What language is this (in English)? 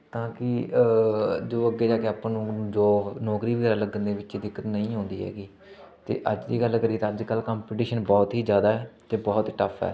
Punjabi